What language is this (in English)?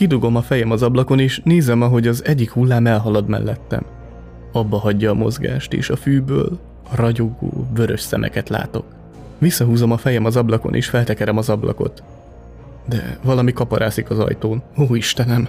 Hungarian